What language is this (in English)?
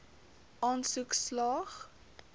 Afrikaans